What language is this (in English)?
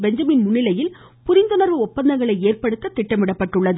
Tamil